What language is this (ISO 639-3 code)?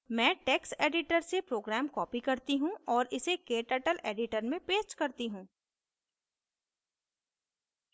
hin